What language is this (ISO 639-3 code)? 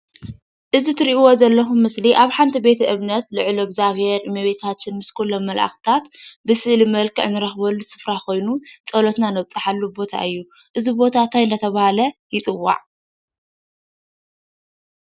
tir